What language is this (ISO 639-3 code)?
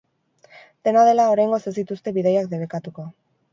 eus